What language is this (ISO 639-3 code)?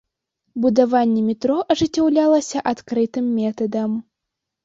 bel